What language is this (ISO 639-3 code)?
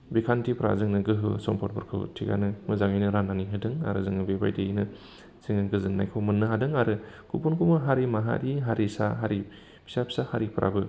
brx